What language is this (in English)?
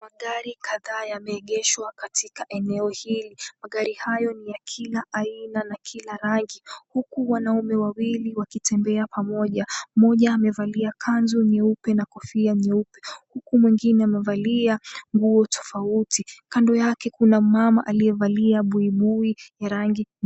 Swahili